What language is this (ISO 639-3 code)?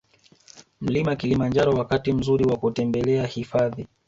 swa